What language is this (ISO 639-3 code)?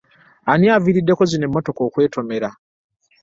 lug